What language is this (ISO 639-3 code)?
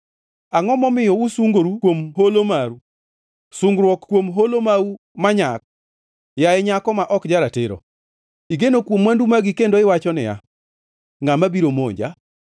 luo